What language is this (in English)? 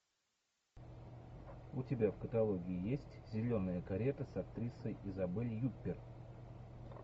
Russian